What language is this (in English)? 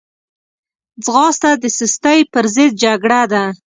Pashto